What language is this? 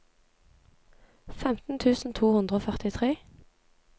Norwegian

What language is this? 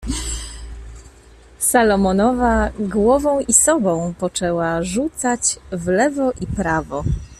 Polish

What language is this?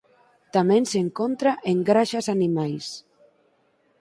Galician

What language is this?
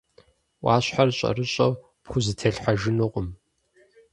Kabardian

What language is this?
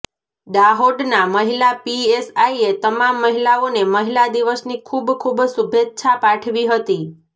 Gujarati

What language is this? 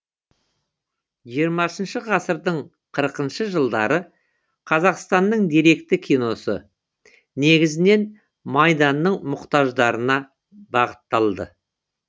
Kazakh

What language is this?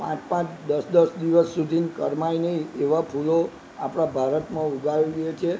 Gujarati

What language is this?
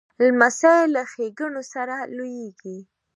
Pashto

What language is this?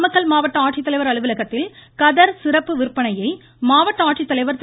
Tamil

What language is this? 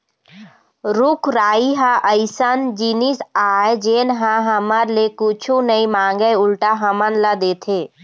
Chhattisgarhi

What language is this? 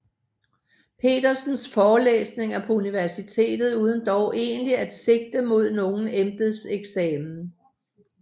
Danish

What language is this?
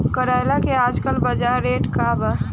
Bhojpuri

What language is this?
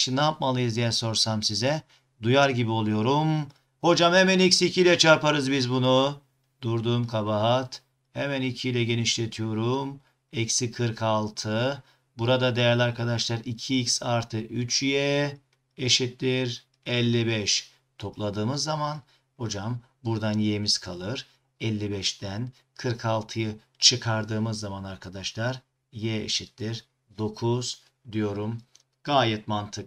Turkish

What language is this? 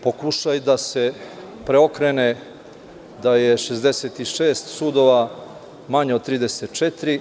Serbian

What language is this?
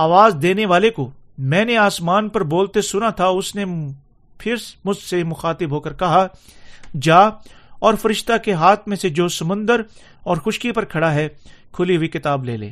Urdu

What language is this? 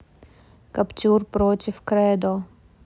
Russian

